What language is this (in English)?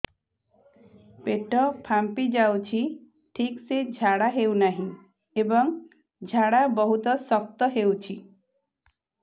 Odia